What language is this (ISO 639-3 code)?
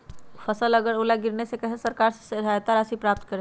mag